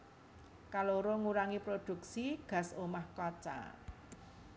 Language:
Javanese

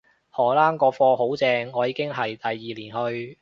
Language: Cantonese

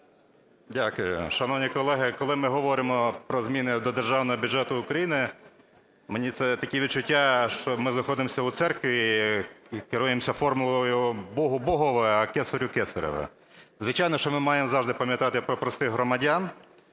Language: Ukrainian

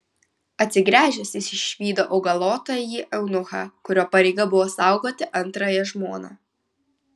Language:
Lithuanian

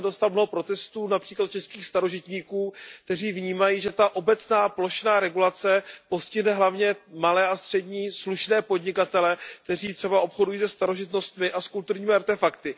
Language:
Czech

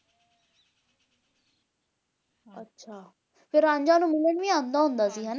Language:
Punjabi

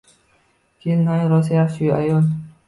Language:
Uzbek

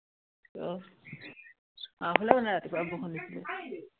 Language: Assamese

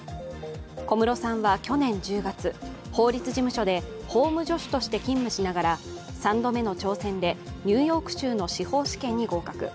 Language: Japanese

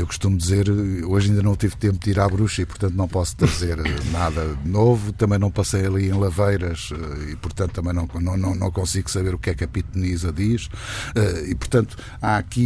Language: Portuguese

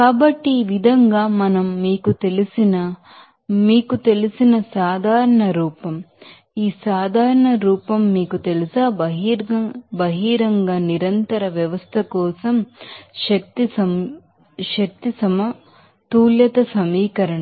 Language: Telugu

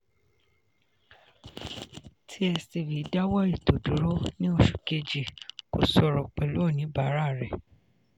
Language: Yoruba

